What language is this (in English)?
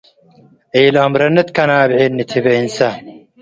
Tigre